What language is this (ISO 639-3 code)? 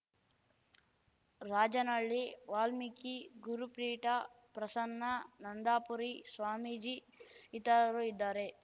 kan